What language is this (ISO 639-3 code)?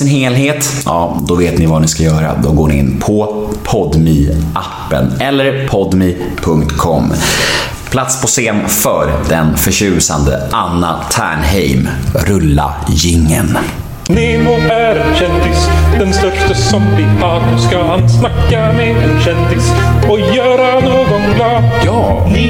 swe